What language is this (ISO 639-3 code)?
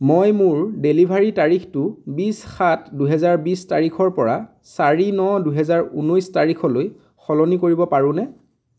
asm